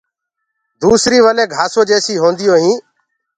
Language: Gurgula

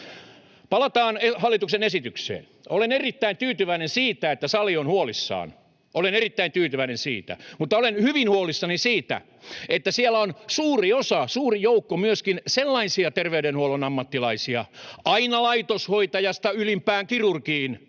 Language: Finnish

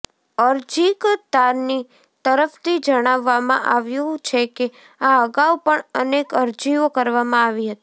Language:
Gujarati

